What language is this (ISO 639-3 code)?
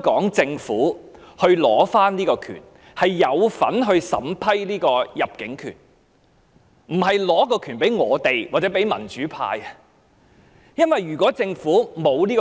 yue